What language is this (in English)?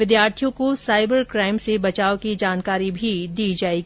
Hindi